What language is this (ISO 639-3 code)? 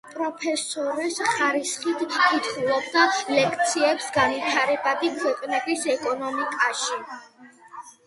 kat